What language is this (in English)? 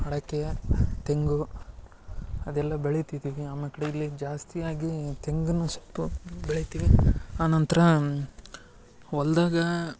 Kannada